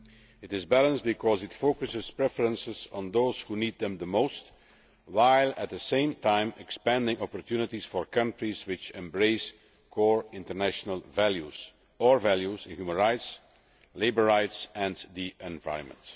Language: English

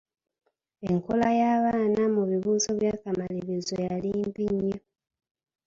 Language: Ganda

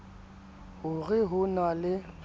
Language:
Southern Sotho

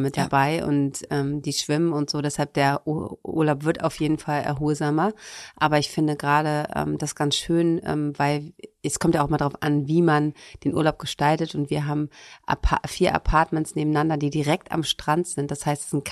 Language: German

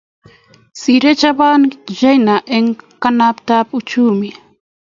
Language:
Kalenjin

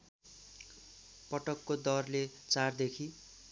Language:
Nepali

